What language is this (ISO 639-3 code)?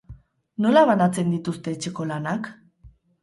eus